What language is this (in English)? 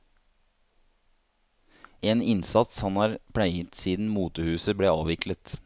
Norwegian